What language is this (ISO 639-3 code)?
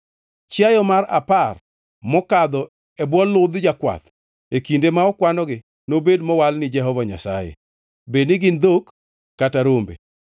luo